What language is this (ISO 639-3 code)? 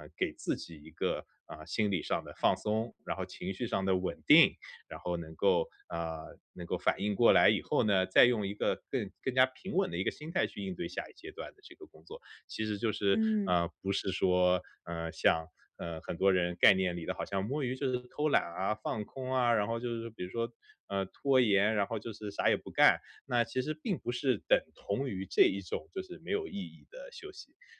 zho